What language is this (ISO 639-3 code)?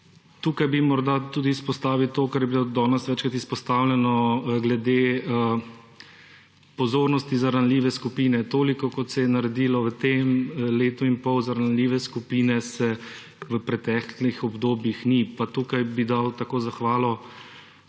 slv